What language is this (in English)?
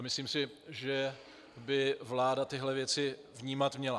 Czech